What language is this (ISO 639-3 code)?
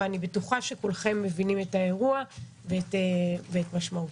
heb